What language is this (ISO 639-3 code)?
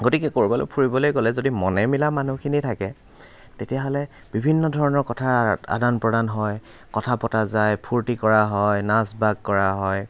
asm